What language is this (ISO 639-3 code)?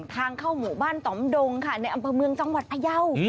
tha